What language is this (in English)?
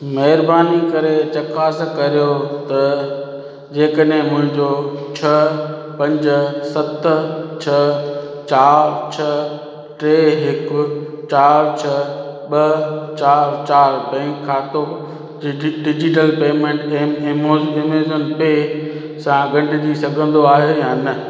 Sindhi